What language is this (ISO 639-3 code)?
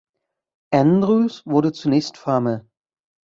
deu